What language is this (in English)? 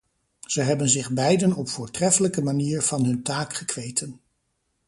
Dutch